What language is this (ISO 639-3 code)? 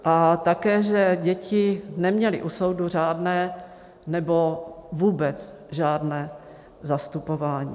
ces